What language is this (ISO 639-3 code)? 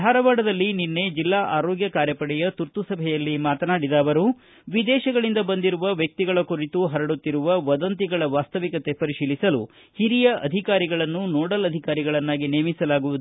kan